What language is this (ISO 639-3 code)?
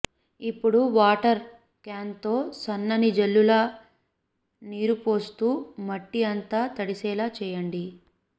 tel